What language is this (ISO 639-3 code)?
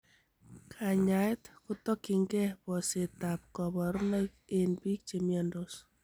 kln